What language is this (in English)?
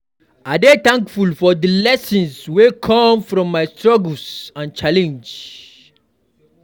Nigerian Pidgin